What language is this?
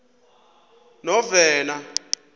Xhosa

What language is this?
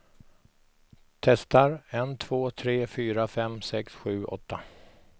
Swedish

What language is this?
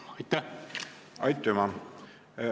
Estonian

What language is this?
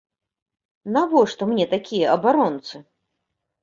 Belarusian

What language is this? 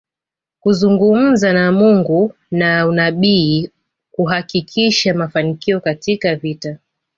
Swahili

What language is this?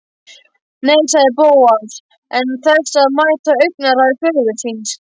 Icelandic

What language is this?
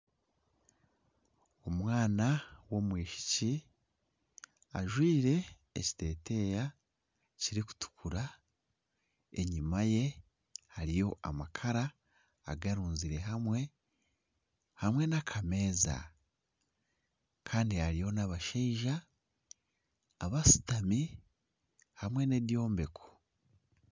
Nyankole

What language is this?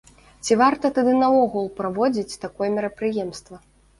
Belarusian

